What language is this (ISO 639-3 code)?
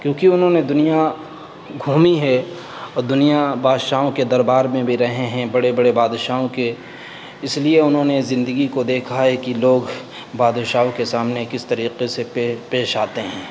urd